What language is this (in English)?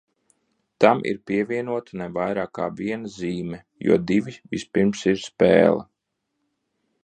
Latvian